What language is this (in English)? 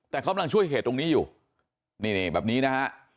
Thai